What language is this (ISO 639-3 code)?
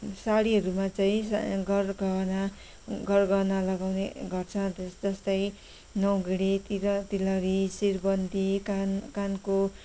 nep